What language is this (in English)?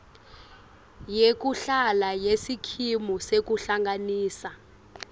Swati